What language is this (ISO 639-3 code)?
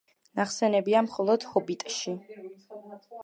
kat